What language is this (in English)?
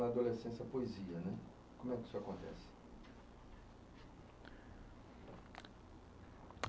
Portuguese